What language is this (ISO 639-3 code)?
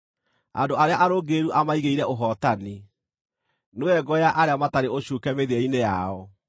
kik